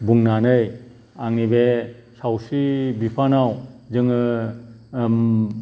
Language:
Bodo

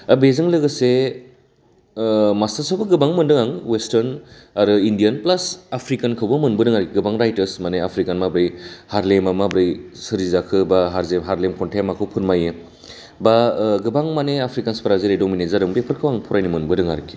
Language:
Bodo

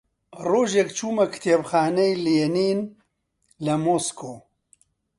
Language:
Central Kurdish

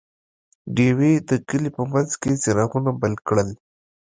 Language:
Pashto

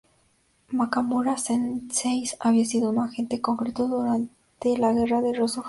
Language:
Spanish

